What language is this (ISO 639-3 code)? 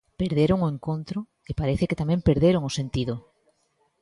glg